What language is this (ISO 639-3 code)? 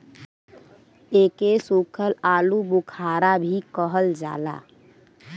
bho